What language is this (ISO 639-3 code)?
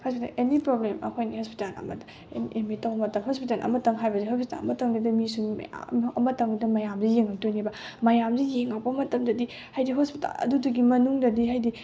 mni